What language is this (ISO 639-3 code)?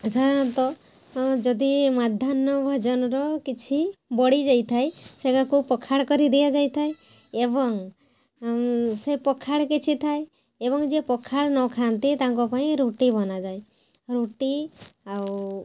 ori